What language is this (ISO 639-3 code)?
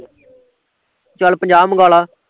pan